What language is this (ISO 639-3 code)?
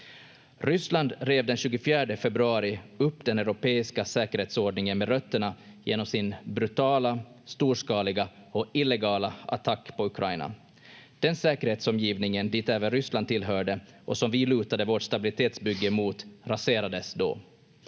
fin